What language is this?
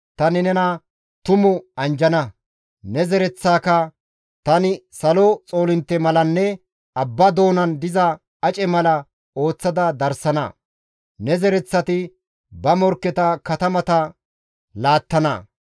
Gamo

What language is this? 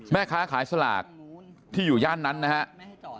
Thai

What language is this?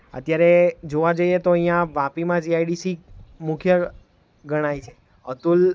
Gujarati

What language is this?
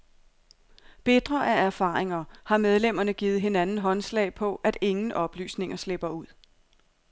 Danish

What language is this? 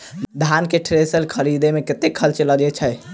Maithili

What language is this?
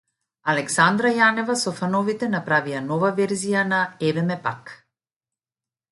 Macedonian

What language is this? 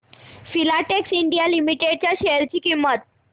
Marathi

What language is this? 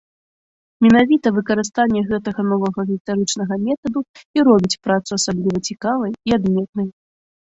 Belarusian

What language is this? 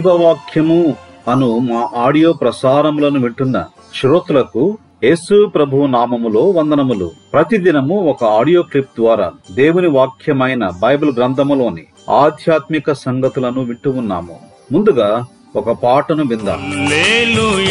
Telugu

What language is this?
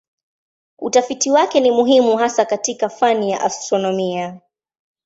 Swahili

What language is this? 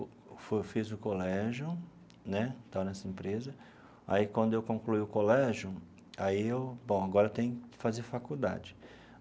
Portuguese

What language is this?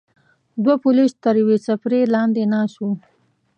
Pashto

